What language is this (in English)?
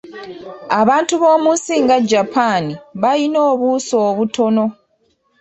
Ganda